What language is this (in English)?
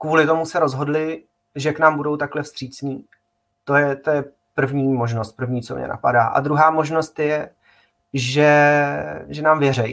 Czech